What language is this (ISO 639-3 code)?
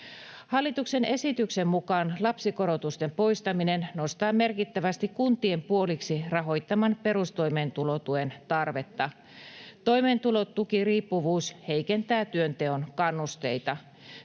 fin